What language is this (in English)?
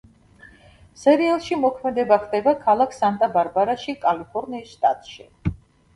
Georgian